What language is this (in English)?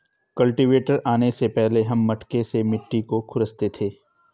Hindi